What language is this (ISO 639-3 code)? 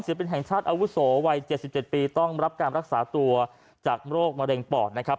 tha